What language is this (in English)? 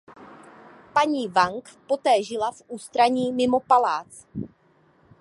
Czech